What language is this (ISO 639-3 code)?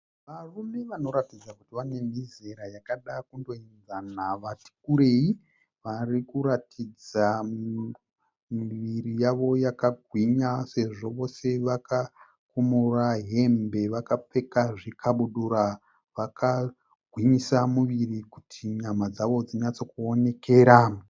sna